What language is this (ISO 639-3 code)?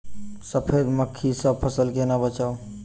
mai